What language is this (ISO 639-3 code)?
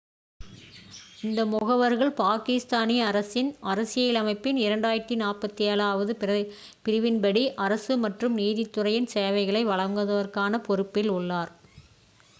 tam